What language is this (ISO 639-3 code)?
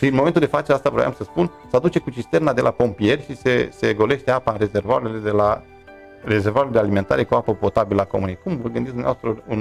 ron